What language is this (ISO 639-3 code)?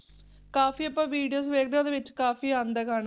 pan